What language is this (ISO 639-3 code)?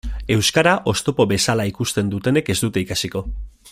eus